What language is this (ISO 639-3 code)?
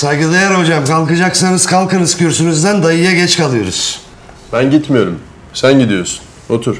tur